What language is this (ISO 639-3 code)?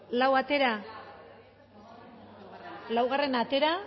eus